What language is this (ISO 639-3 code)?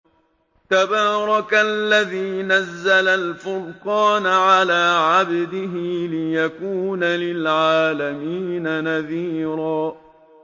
ara